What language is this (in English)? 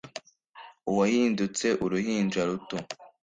Kinyarwanda